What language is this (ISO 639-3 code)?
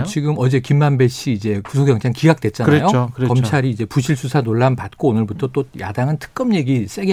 kor